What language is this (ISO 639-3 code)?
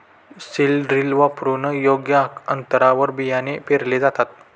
mar